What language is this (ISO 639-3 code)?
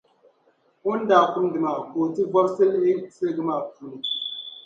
dag